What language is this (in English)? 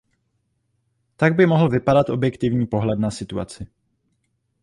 Czech